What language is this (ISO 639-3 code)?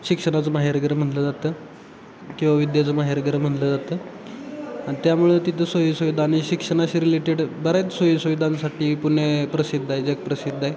mar